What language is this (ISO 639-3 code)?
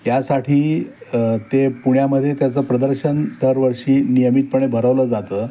mar